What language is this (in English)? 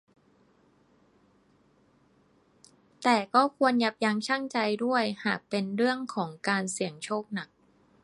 Thai